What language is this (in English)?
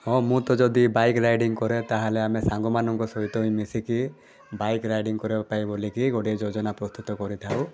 Odia